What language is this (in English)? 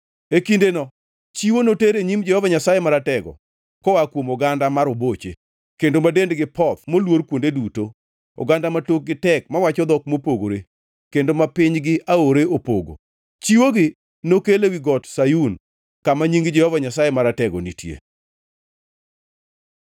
Luo (Kenya and Tanzania)